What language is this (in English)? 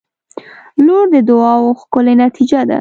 Pashto